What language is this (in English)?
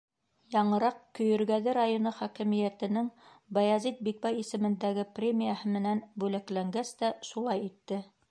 Bashkir